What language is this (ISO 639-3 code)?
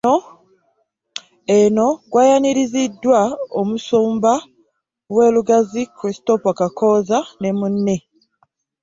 lug